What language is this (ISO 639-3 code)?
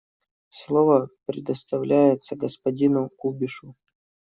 rus